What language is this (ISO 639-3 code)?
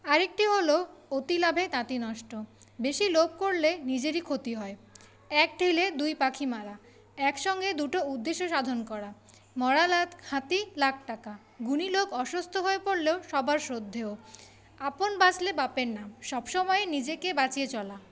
ben